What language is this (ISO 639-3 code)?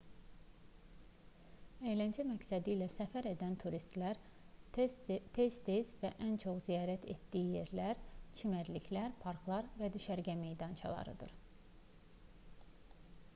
aze